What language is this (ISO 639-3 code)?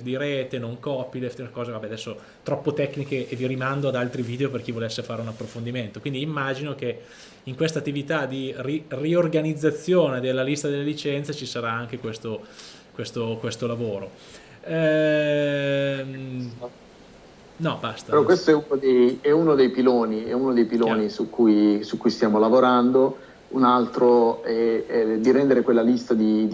ita